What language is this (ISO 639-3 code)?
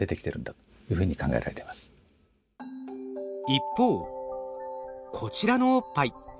jpn